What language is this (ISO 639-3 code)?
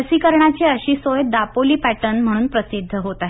mar